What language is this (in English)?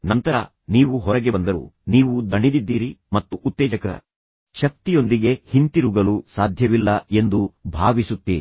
Kannada